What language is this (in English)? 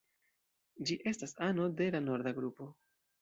Esperanto